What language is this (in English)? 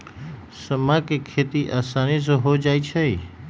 Magahi